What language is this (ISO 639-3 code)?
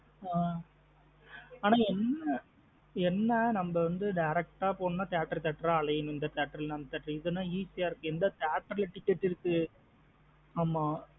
tam